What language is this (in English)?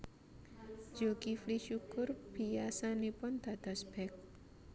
Javanese